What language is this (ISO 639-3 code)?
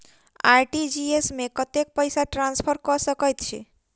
mai